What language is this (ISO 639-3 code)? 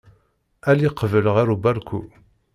kab